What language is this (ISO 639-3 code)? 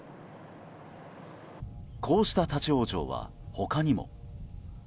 jpn